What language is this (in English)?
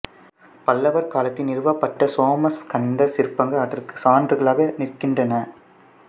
Tamil